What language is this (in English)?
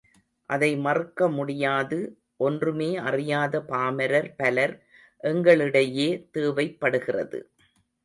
Tamil